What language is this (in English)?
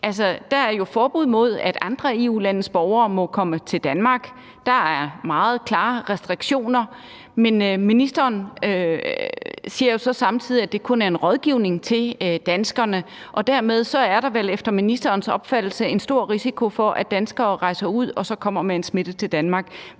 Danish